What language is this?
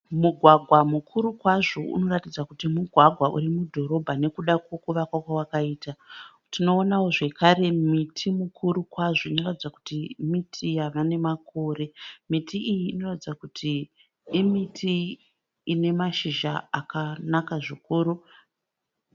Shona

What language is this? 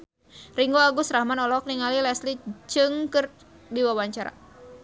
Sundanese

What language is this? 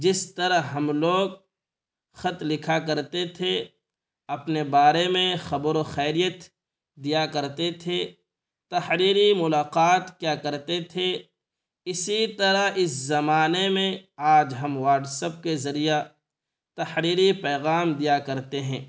Urdu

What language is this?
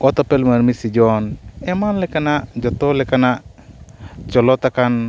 Santali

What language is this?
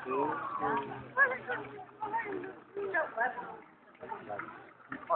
Polish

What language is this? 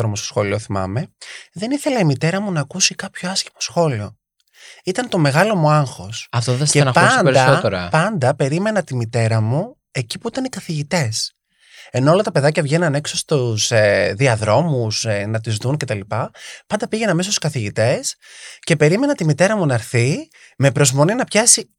Greek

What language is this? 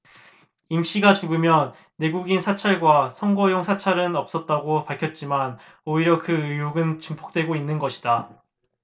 Korean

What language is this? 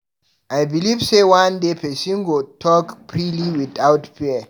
Nigerian Pidgin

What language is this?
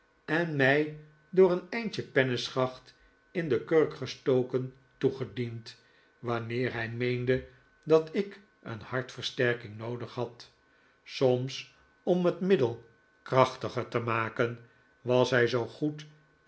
Dutch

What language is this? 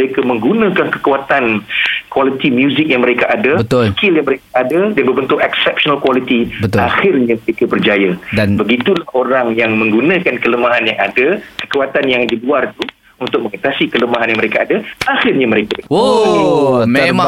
Malay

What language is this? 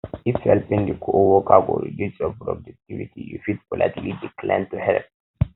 Nigerian Pidgin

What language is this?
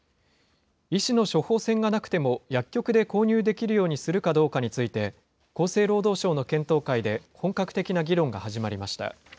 Japanese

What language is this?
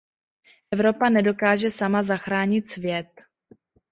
Czech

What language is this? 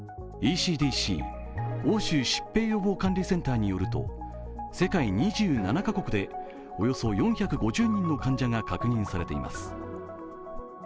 Japanese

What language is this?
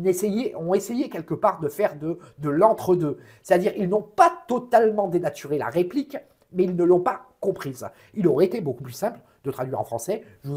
French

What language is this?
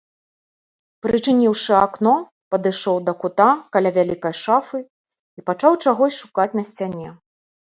Belarusian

